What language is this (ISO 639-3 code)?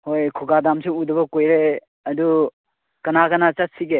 mni